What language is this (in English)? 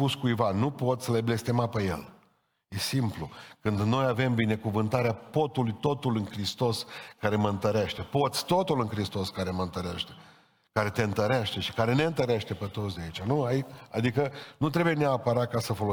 Romanian